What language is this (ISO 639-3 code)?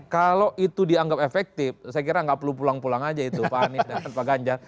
ind